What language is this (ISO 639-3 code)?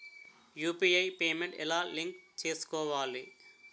tel